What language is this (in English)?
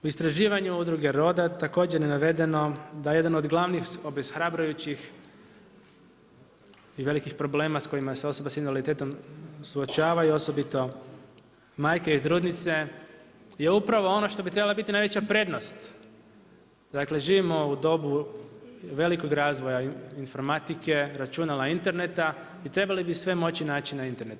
Croatian